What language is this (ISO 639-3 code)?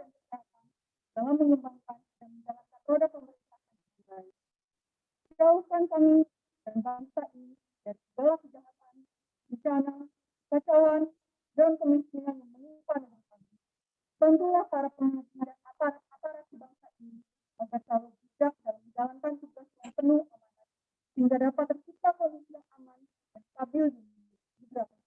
ind